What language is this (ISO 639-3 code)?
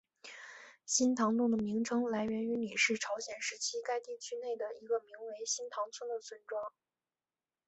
zho